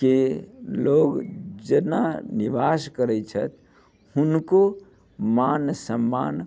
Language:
Maithili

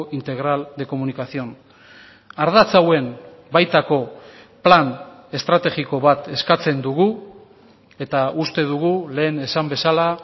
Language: Basque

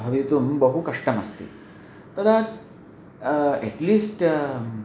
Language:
Sanskrit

